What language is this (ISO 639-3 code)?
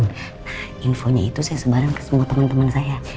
ind